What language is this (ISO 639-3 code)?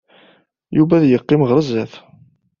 kab